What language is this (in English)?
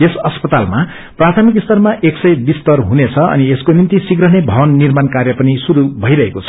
Nepali